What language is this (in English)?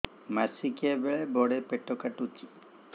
Odia